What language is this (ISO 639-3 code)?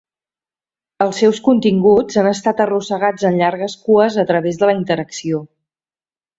cat